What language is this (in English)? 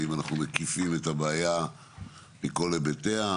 Hebrew